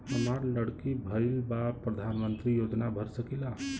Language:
Bhojpuri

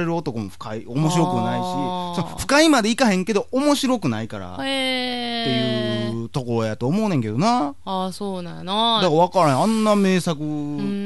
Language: Japanese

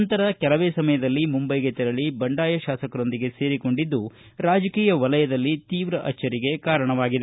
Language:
Kannada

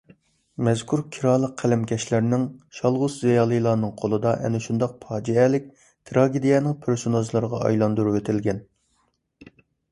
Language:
Uyghur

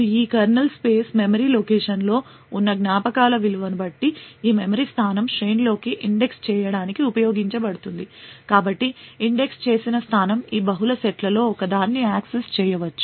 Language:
Telugu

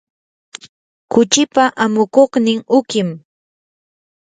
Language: Yanahuanca Pasco Quechua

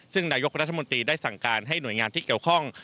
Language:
Thai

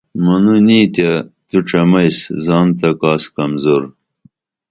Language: Dameli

